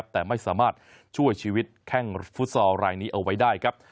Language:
Thai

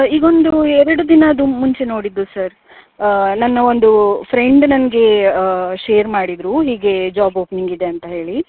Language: Kannada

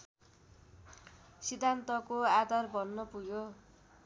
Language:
Nepali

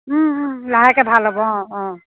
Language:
Assamese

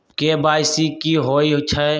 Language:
Magahi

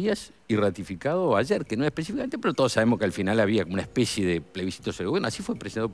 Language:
Spanish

